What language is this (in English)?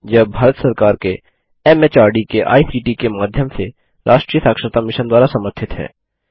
Hindi